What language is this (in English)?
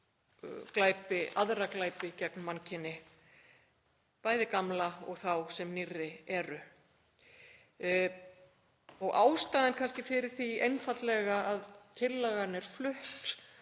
Icelandic